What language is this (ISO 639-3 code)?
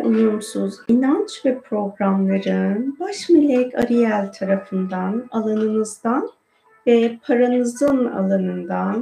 tur